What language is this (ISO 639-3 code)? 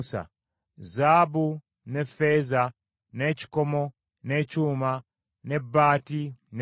lug